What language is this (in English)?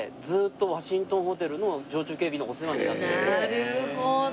Japanese